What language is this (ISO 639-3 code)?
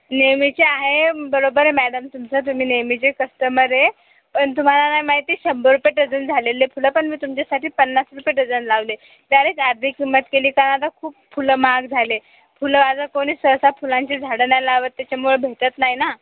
mar